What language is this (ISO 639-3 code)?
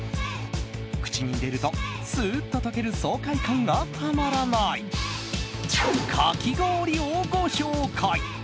jpn